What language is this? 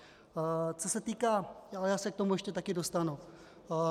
Czech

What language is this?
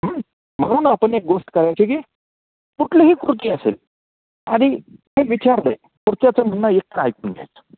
Marathi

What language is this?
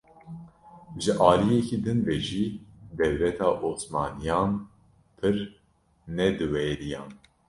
Kurdish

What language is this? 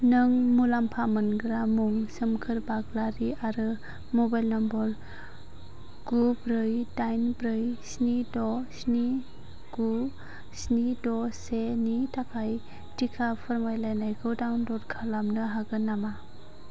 Bodo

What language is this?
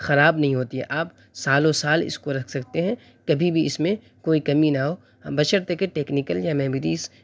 Urdu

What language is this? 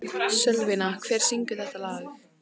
Icelandic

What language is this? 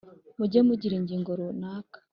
Kinyarwanda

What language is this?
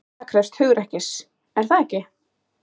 Icelandic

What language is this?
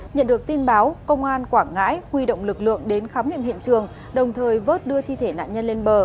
Vietnamese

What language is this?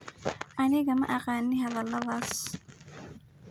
Somali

